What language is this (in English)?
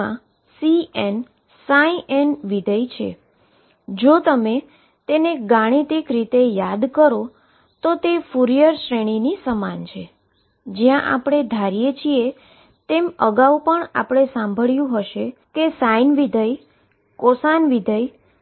Gujarati